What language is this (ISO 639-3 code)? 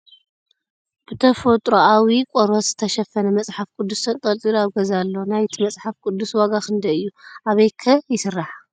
tir